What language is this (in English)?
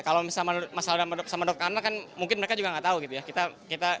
Indonesian